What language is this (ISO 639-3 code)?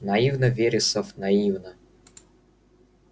rus